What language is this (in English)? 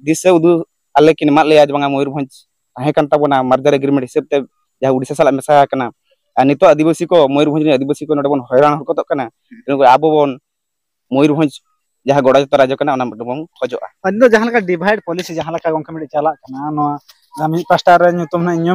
Indonesian